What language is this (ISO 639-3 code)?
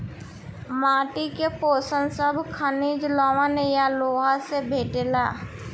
bho